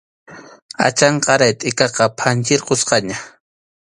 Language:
Arequipa-La Unión Quechua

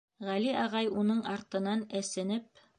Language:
Bashkir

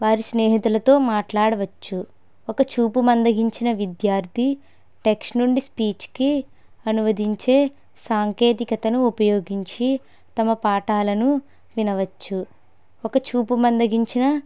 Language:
Telugu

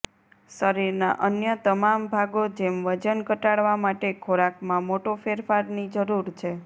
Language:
Gujarati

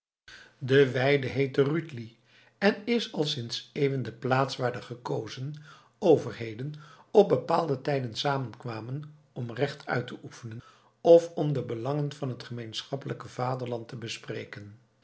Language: Dutch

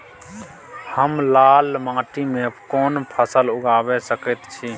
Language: Maithili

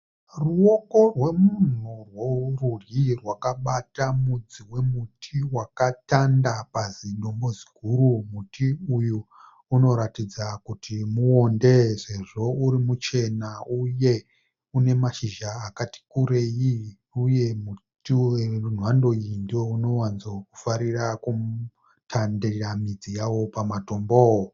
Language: Shona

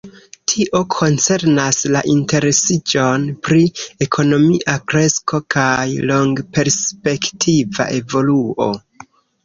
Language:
Esperanto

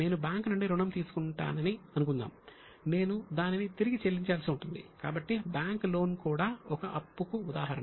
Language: Telugu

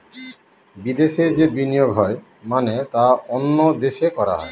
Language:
Bangla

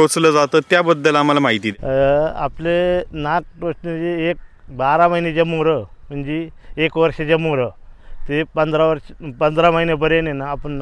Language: Romanian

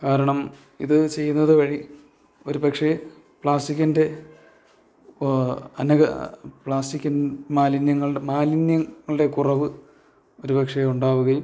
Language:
Malayalam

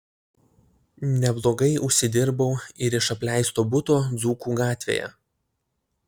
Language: Lithuanian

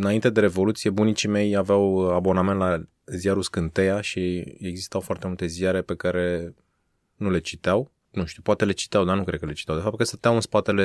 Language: Romanian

